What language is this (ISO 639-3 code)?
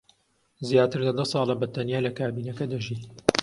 ckb